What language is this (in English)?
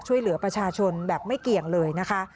Thai